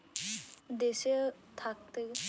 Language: Bangla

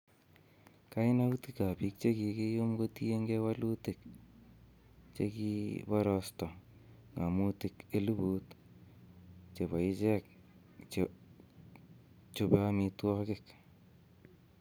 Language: Kalenjin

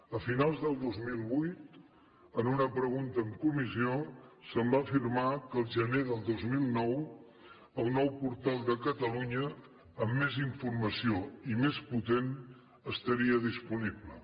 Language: Catalan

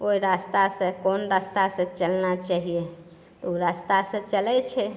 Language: Maithili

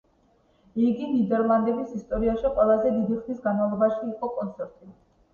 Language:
Georgian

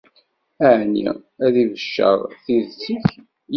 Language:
Kabyle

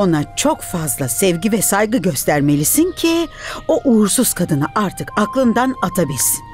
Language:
Turkish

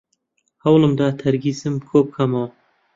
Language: Central Kurdish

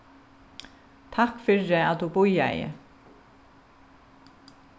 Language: Faroese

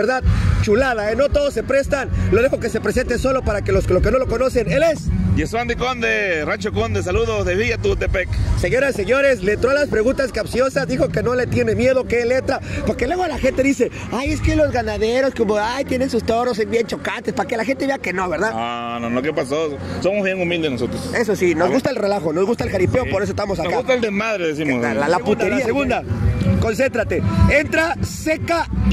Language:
Spanish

